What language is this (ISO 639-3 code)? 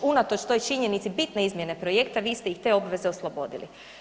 hrv